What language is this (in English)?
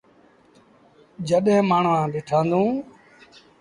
Sindhi Bhil